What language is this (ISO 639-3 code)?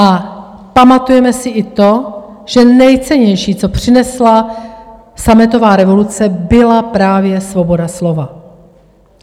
ces